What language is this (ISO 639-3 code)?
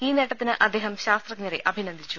mal